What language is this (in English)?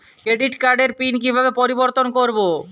Bangla